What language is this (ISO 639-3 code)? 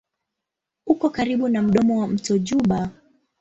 swa